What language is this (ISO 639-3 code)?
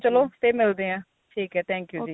pan